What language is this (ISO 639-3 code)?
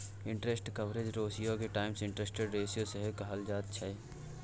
mai